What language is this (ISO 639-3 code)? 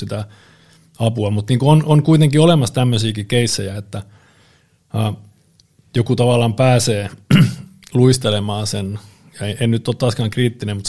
fin